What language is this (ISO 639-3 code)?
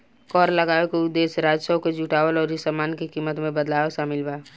bho